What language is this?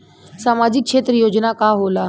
Bhojpuri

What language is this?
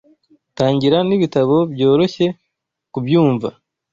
Kinyarwanda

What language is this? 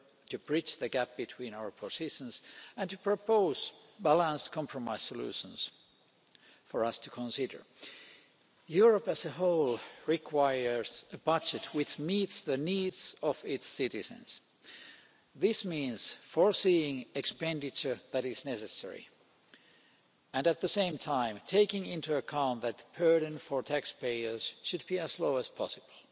English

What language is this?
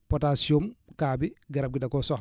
Wolof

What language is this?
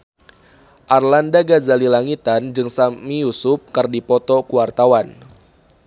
Sundanese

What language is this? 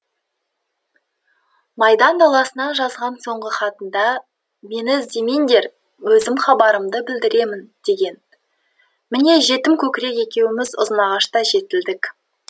Kazakh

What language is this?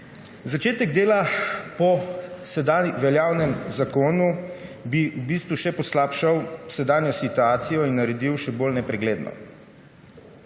Slovenian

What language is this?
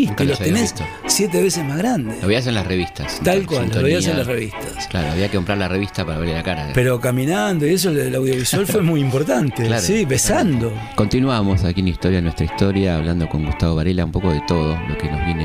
Spanish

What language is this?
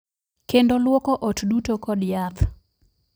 Luo (Kenya and Tanzania)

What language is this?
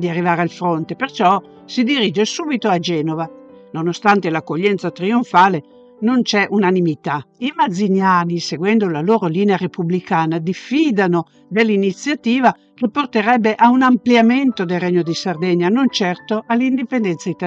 Italian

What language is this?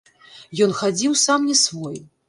Belarusian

